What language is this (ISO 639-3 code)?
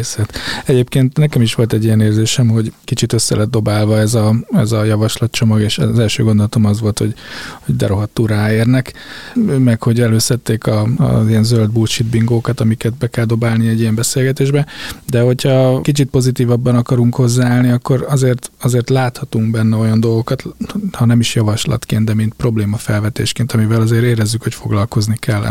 hun